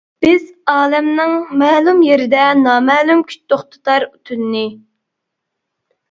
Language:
Uyghur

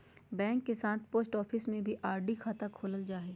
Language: Magahi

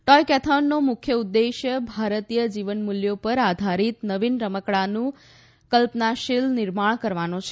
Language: Gujarati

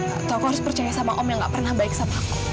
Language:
Indonesian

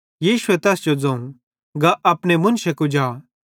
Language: Bhadrawahi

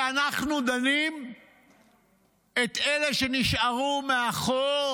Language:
Hebrew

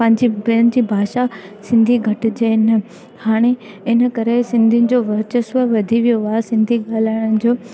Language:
Sindhi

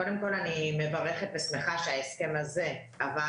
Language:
Hebrew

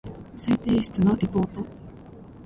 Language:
Japanese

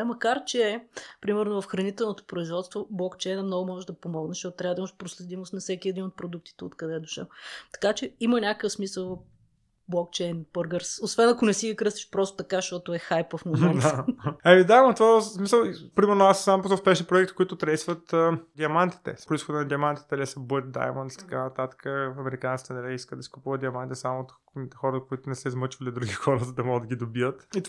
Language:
Bulgarian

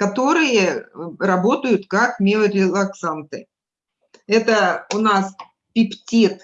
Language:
Russian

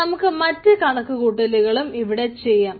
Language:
Malayalam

